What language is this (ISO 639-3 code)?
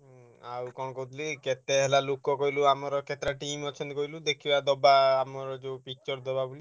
ori